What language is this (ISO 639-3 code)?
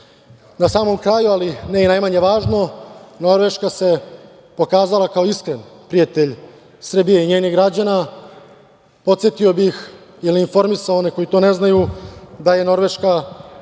srp